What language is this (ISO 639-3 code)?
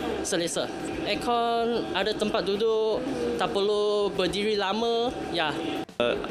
msa